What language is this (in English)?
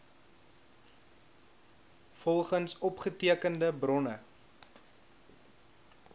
Afrikaans